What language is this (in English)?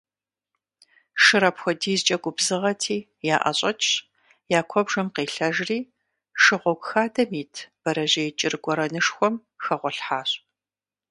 Kabardian